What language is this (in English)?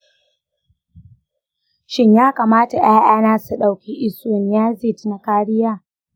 Hausa